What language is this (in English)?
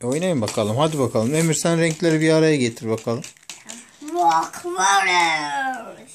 Turkish